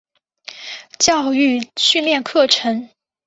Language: Chinese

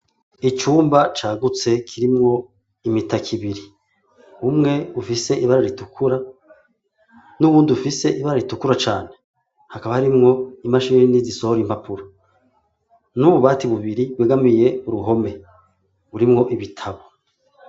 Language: Rundi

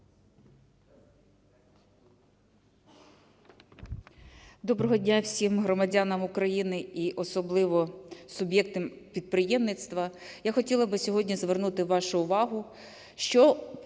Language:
Ukrainian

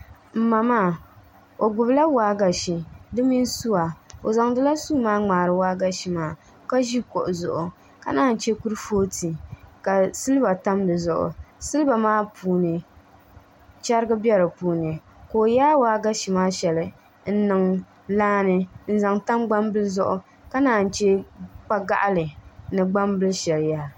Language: Dagbani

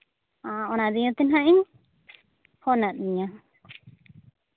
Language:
Santali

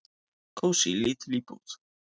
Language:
Icelandic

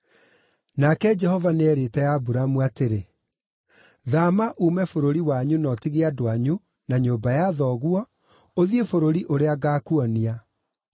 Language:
Kikuyu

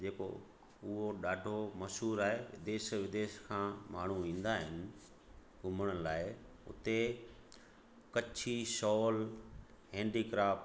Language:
Sindhi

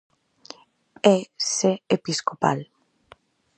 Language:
Galician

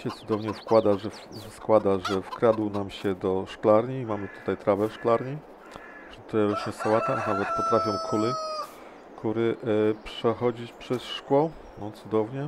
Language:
Polish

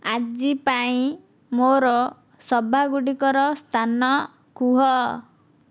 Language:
Odia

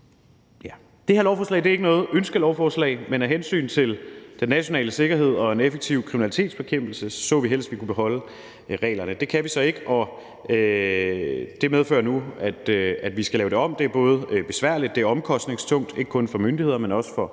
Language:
Danish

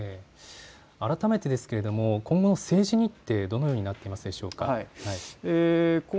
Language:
Japanese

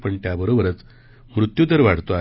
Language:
Marathi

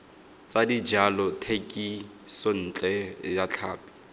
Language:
Tswana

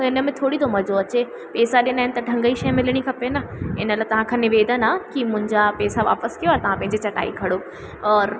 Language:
Sindhi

